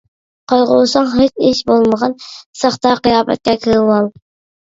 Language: Uyghur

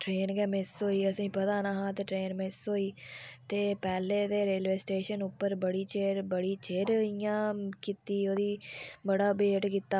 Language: Dogri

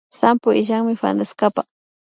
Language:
Imbabura Highland Quichua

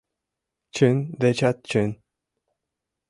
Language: Mari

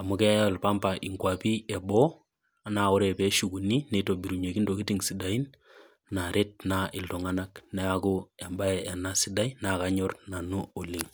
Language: Masai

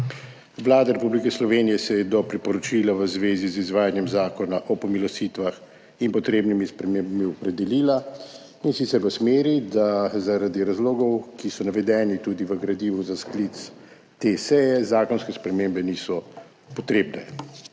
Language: Slovenian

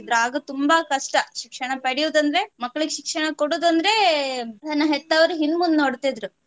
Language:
Kannada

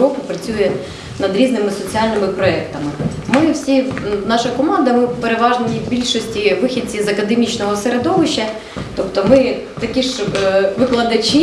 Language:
Ukrainian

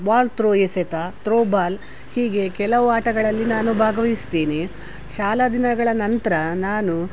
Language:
Kannada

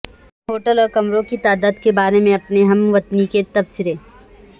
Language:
Urdu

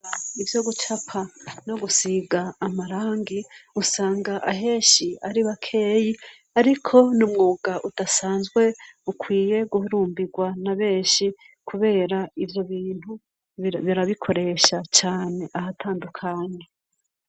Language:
Rundi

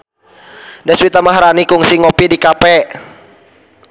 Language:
Sundanese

